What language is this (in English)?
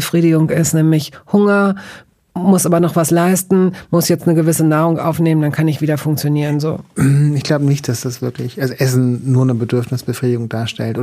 German